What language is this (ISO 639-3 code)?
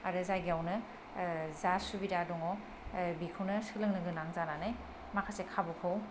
brx